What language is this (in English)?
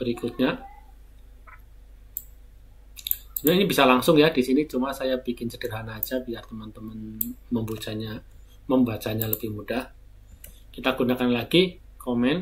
Indonesian